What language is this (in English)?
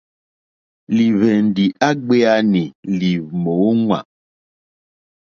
Mokpwe